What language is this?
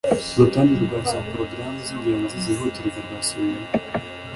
Kinyarwanda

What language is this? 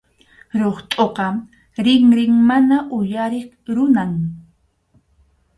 Arequipa-La Unión Quechua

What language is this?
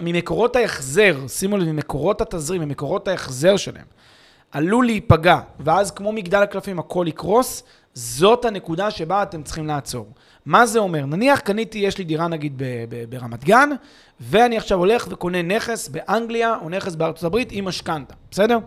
Hebrew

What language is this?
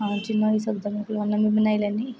Dogri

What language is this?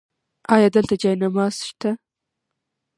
Pashto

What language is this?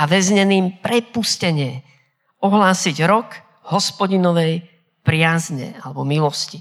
Slovak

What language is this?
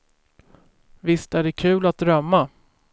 Swedish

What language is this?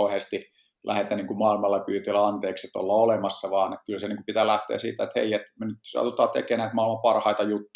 Finnish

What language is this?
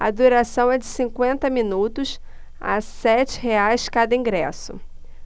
Portuguese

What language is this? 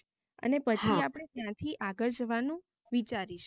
Gujarati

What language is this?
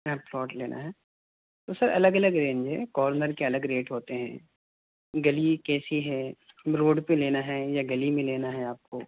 Urdu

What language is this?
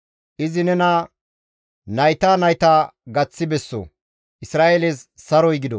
Gamo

